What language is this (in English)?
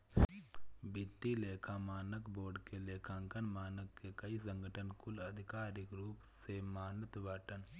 Bhojpuri